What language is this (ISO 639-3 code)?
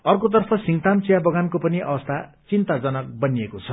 nep